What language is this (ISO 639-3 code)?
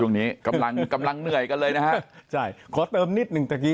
tha